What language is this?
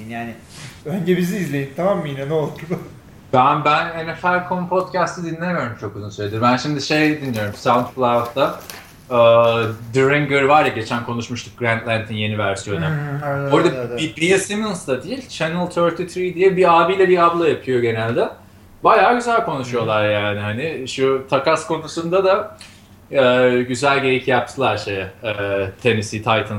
Turkish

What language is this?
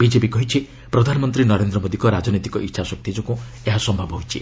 Odia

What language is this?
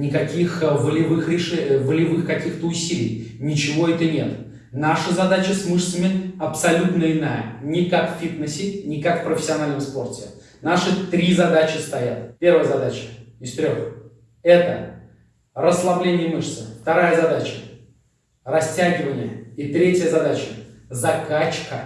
Russian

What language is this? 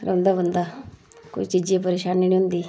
Dogri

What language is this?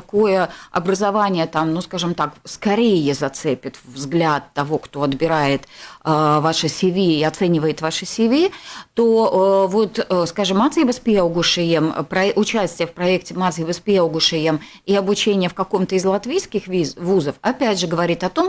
Russian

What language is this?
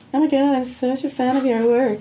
English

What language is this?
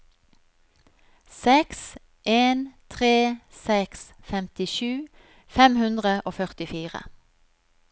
Norwegian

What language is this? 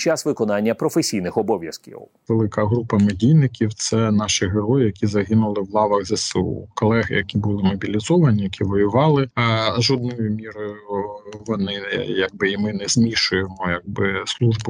Ukrainian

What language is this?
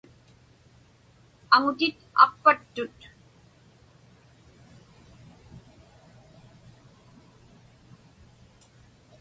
Inupiaq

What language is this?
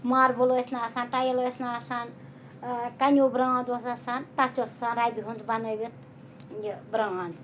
Kashmiri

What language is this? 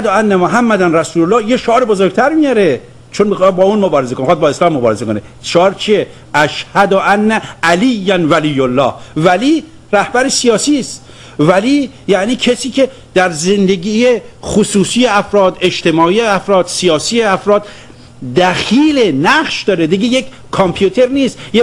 Persian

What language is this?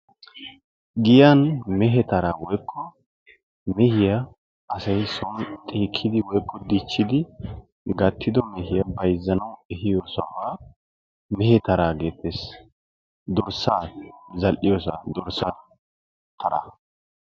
Wolaytta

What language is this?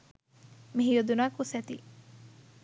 Sinhala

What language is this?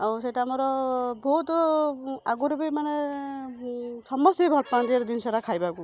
Odia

